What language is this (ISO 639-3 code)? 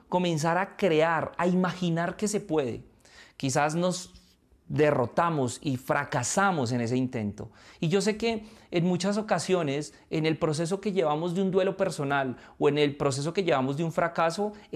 spa